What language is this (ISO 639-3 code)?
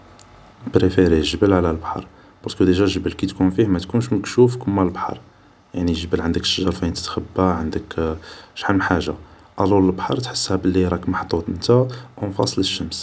arq